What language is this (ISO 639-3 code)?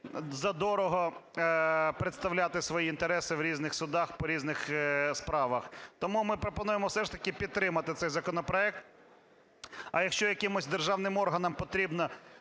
ukr